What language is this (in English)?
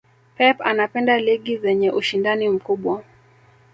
Swahili